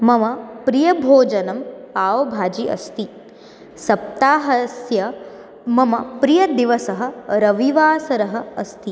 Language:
Sanskrit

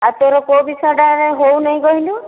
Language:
Odia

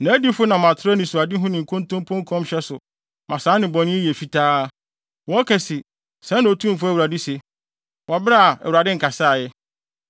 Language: Akan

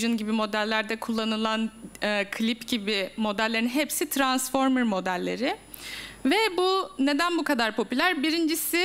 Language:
Turkish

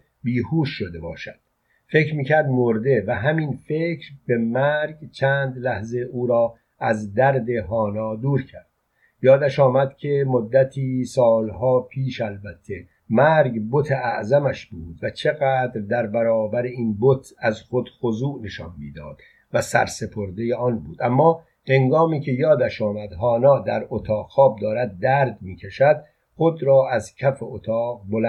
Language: Persian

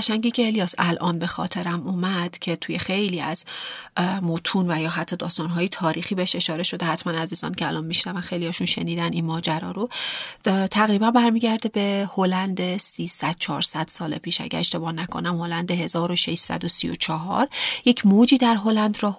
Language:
Persian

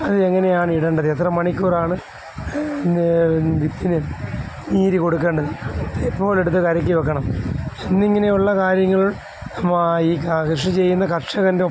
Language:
Malayalam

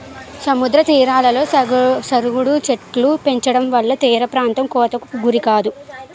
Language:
Telugu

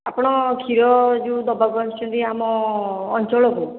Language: Odia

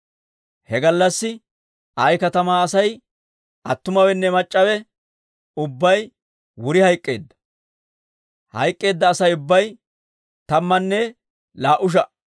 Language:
Dawro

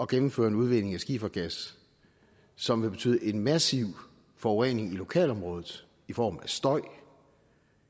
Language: Danish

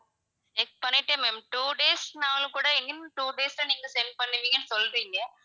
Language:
Tamil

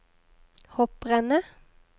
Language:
Norwegian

